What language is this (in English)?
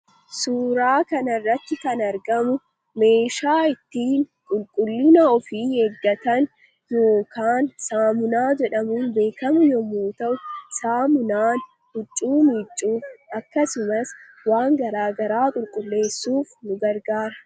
Oromo